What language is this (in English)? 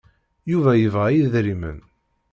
Kabyle